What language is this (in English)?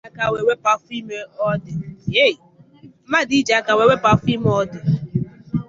Igbo